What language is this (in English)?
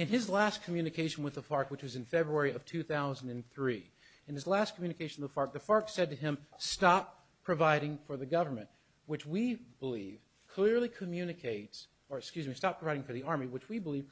English